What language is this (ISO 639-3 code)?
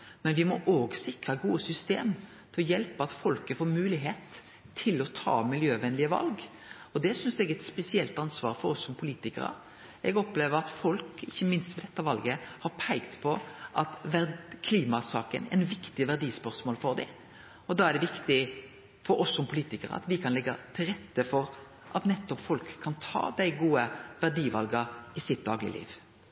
nno